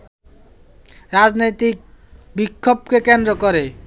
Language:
Bangla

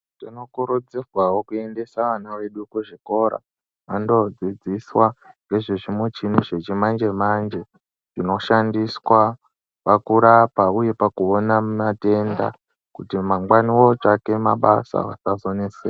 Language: Ndau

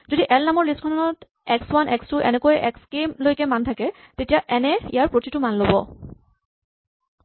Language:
Assamese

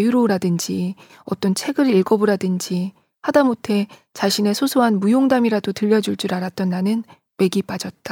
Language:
Korean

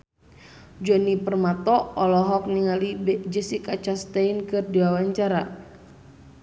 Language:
Sundanese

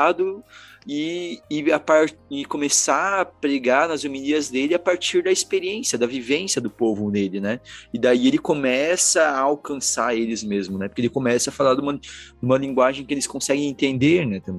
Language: Portuguese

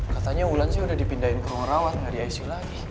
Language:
Indonesian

